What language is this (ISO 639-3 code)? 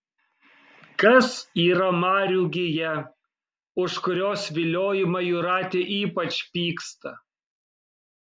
lit